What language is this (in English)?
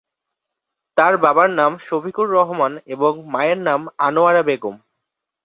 Bangla